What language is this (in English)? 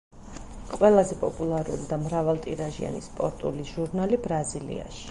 Georgian